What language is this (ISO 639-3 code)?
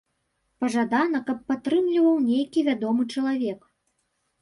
bel